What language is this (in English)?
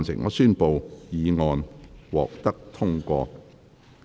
Cantonese